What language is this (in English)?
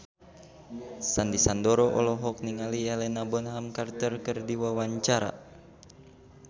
Sundanese